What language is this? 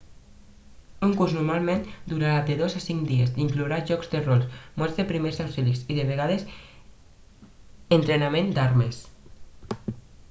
Catalan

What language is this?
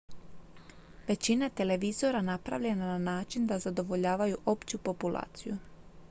Croatian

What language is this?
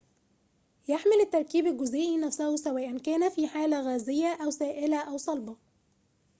Arabic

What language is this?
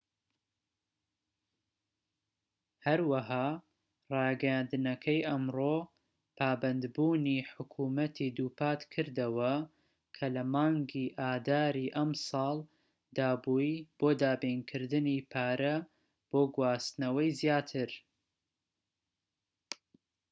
Central Kurdish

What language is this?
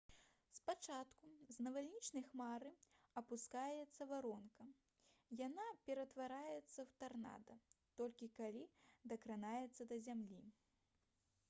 Belarusian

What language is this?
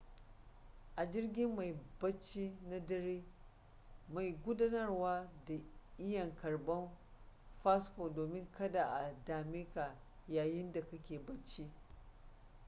Hausa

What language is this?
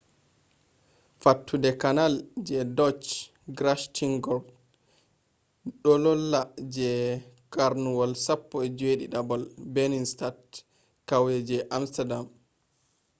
Fula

